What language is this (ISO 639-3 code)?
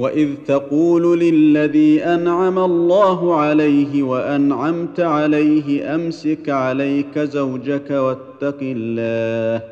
ara